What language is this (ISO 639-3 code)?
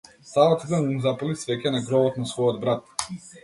mkd